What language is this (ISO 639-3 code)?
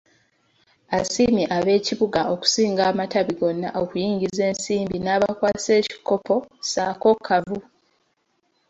lug